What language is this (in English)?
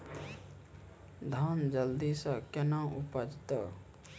Maithili